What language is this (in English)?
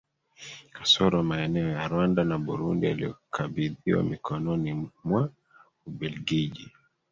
Swahili